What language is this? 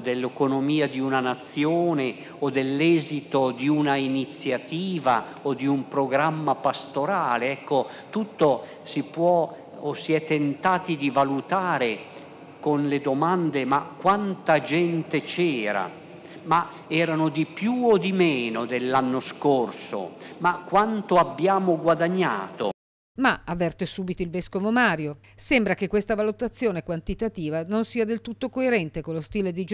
Italian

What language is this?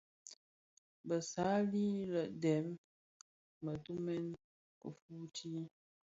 Bafia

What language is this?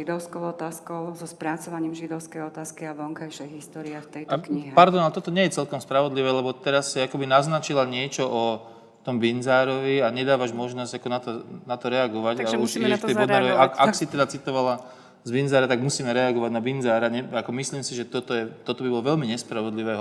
Slovak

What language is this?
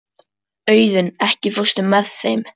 Icelandic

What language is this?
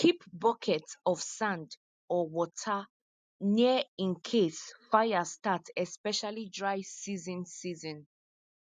Nigerian Pidgin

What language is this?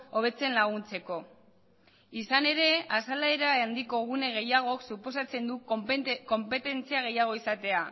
Basque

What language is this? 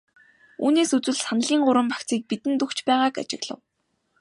Mongolian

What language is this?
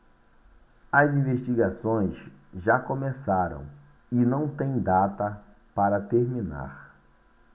Portuguese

